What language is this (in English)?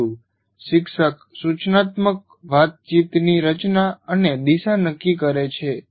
Gujarati